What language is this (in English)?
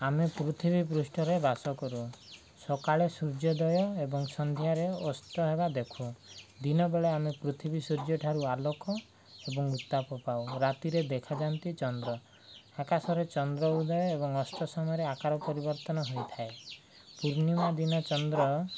Odia